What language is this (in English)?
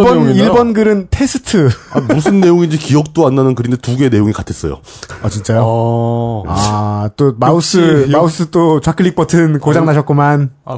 Korean